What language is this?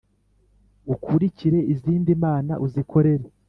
Kinyarwanda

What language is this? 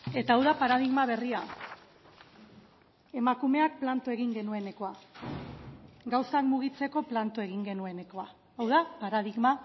Basque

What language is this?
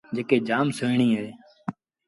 Sindhi Bhil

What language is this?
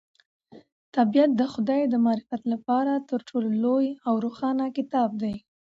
Pashto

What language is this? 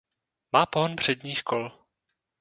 Czech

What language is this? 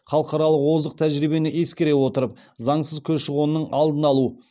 Kazakh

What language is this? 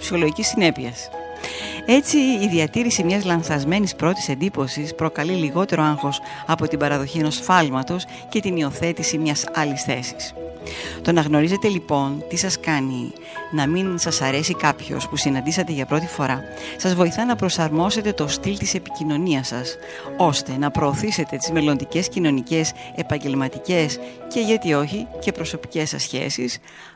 Greek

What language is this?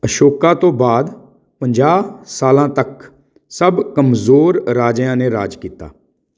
Punjabi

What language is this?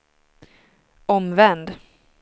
Swedish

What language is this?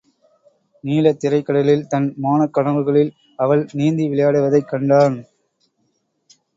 Tamil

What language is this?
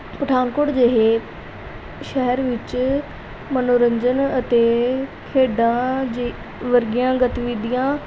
Punjabi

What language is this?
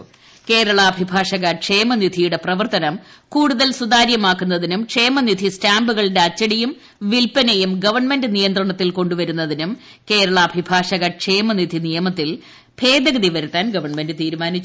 Malayalam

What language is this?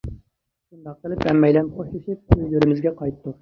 Uyghur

